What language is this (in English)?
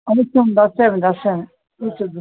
Sanskrit